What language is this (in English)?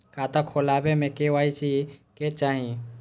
Maithili